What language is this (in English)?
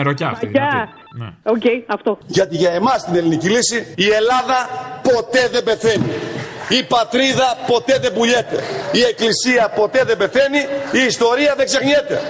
Greek